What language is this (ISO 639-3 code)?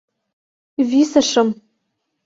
chm